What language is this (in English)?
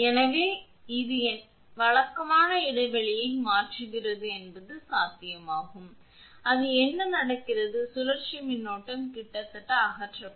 Tamil